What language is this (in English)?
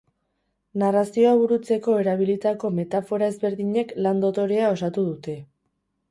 Basque